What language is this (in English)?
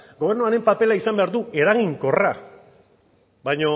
Basque